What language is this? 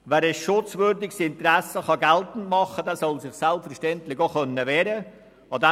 Swiss German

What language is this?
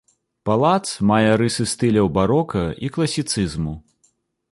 Belarusian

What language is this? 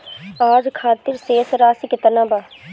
Bhojpuri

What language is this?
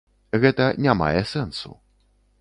Belarusian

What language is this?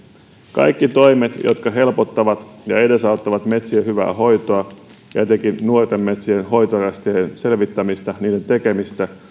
Finnish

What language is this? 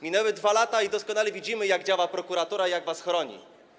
Polish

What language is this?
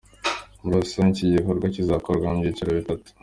Kinyarwanda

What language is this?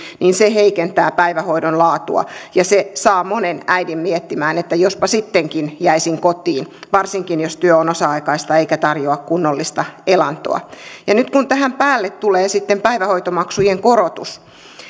Finnish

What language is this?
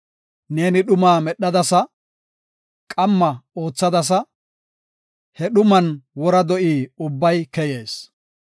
Gofa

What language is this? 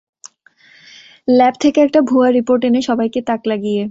Bangla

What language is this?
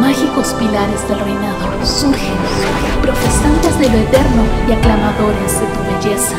Spanish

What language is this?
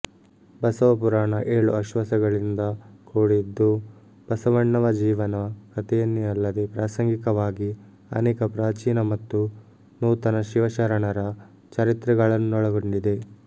Kannada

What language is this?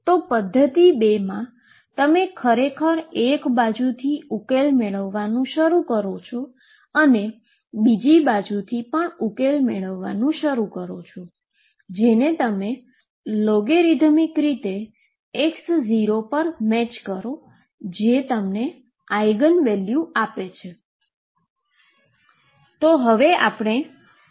Gujarati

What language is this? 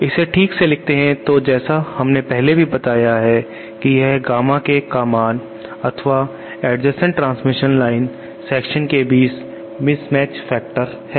Hindi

